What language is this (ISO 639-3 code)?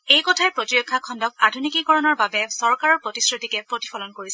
asm